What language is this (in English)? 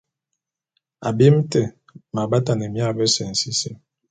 Bulu